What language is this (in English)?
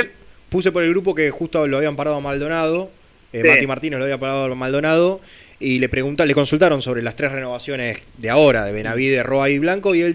Spanish